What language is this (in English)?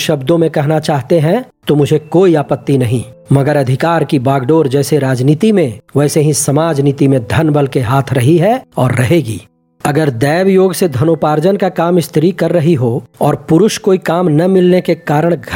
Hindi